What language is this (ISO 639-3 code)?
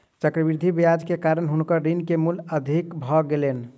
mai